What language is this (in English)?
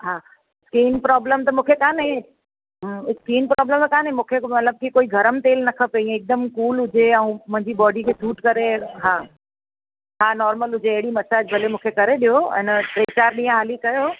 Sindhi